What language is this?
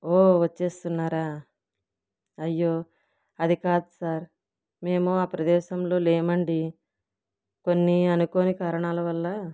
Telugu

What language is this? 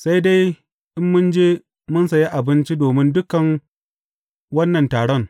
Hausa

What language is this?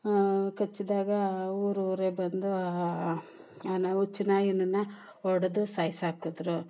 Kannada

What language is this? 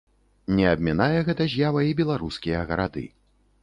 Belarusian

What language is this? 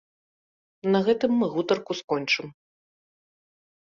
Belarusian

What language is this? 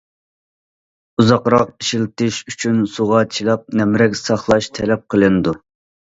Uyghur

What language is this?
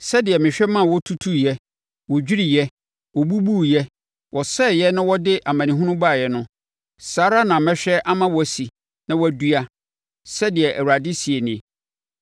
Akan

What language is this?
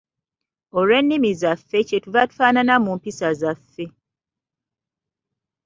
Ganda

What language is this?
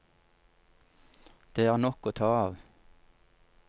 Norwegian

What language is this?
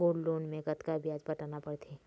Chhattisgarhi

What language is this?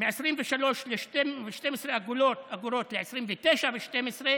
Hebrew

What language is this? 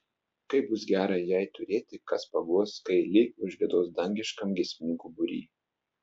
Lithuanian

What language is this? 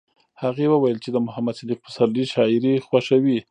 Pashto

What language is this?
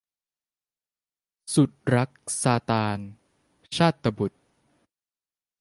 Thai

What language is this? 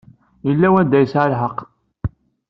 Kabyle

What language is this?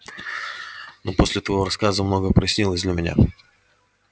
Russian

